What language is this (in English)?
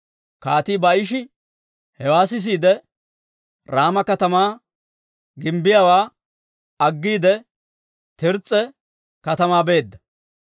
Dawro